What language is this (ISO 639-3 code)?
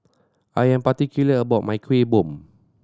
eng